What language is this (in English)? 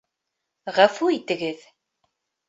Bashkir